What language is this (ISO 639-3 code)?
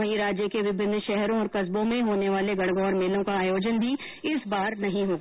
hin